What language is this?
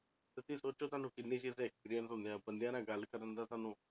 Punjabi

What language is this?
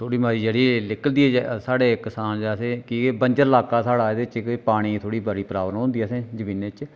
Dogri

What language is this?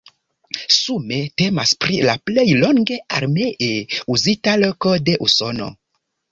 Esperanto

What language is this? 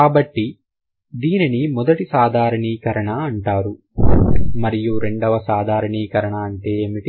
Telugu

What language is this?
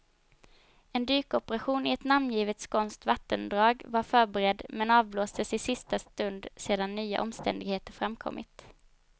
Swedish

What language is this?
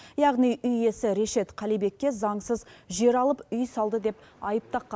Kazakh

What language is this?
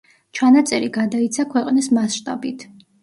Georgian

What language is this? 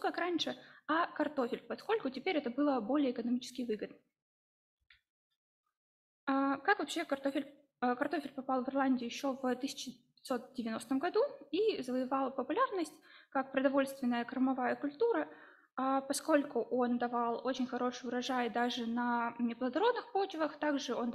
Russian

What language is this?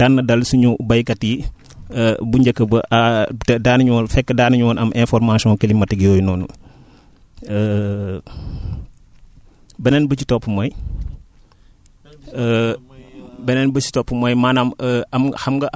Wolof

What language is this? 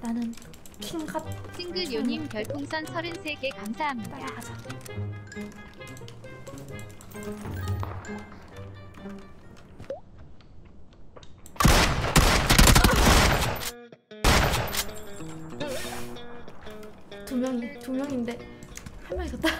Korean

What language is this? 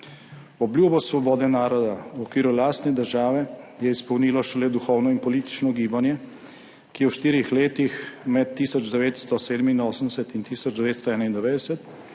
Slovenian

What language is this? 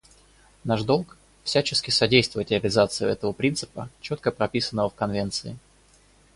Russian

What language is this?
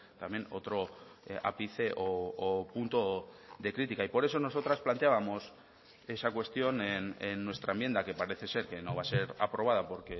Spanish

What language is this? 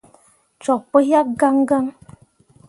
Mundang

